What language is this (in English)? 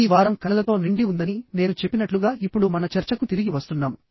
Telugu